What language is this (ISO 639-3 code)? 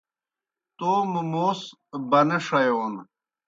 plk